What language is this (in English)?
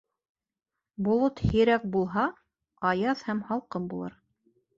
Bashkir